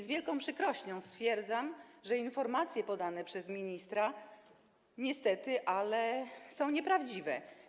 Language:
Polish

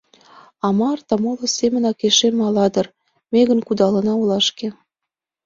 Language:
Mari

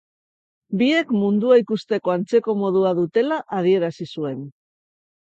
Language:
Basque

